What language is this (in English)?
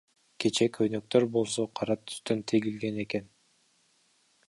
Kyrgyz